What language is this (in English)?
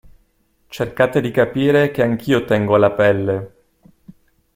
Italian